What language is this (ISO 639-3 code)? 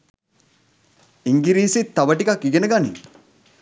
sin